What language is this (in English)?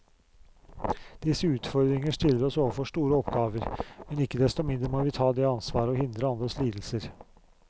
Norwegian